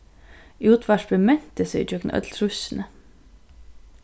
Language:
Faroese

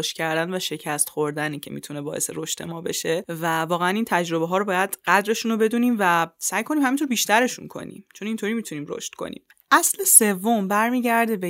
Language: Persian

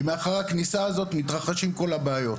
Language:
Hebrew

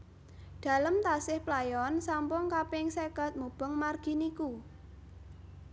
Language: Javanese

